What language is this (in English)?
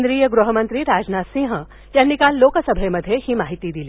Marathi